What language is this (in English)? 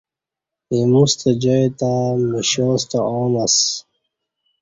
Kati